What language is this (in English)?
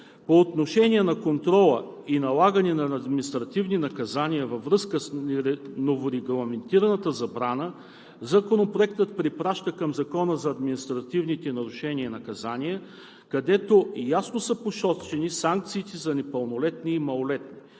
Bulgarian